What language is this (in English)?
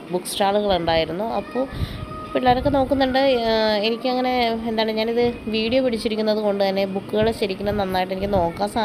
Malayalam